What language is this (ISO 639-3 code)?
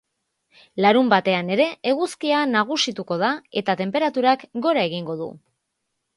eus